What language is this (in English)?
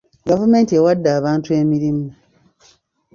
Ganda